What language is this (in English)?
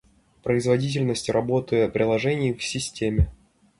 Russian